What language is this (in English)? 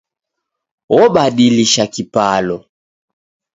Taita